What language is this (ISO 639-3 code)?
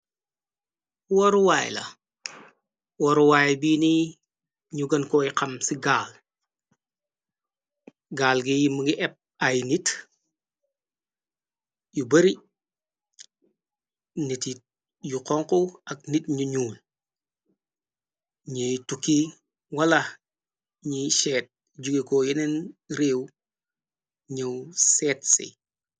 wol